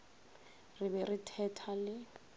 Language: Northern Sotho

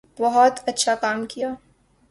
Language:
Urdu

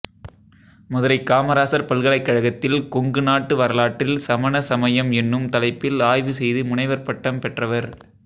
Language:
Tamil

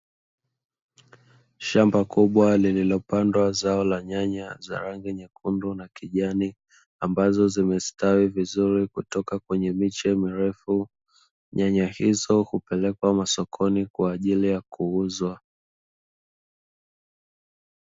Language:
Swahili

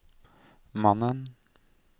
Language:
Norwegian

